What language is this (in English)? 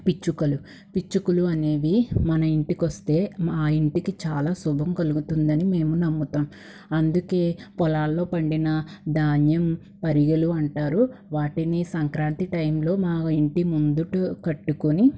Telugu